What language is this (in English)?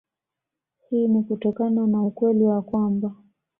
Swahili